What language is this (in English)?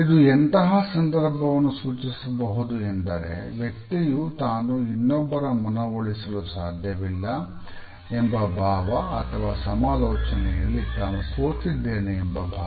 Kannada